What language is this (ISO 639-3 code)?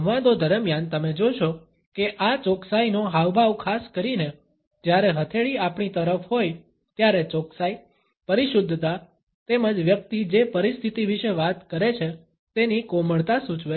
guj